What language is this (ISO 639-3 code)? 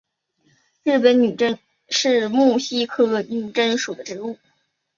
zho